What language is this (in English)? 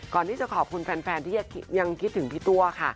Thai